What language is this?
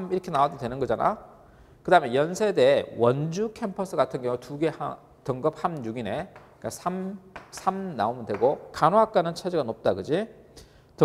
Korean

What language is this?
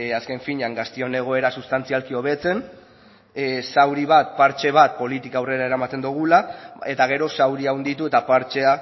Basque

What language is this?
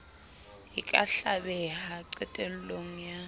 Southern Sotho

